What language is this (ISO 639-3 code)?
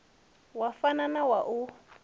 ven